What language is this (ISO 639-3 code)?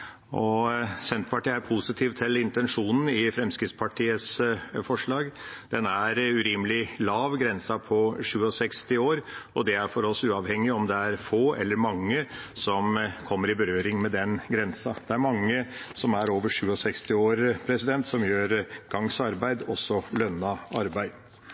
nob